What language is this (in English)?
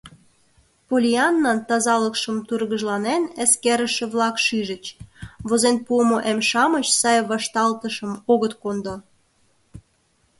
Mari